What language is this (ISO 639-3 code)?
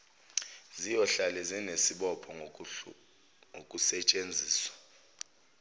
zul